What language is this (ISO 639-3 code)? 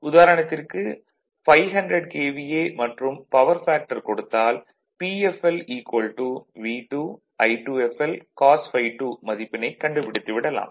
tam